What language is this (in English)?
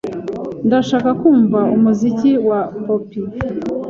Kinyarwanda